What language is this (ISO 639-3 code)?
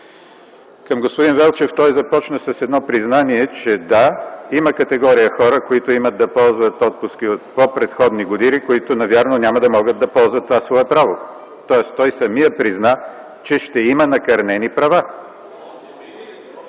bul